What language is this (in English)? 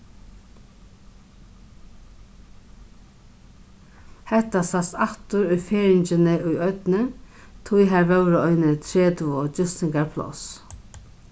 Faroese